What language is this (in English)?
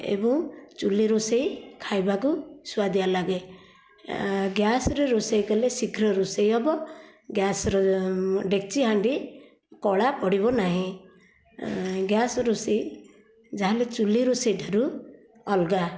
Odia